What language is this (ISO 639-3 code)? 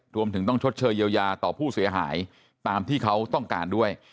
tha